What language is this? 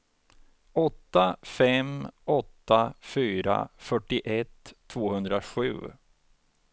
Swedish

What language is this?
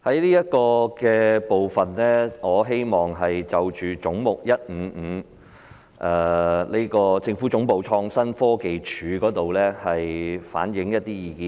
Cantonese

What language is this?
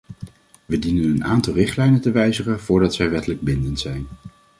Dutch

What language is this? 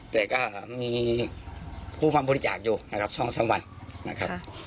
Thai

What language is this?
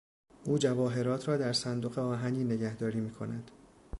Persian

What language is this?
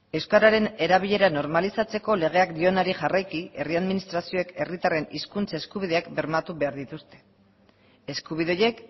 Basque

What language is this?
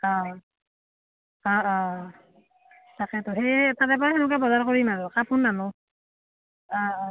Assamese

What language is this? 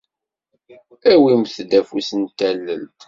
Kabyle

